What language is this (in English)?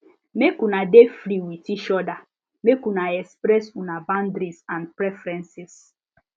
Nigerian Pidgin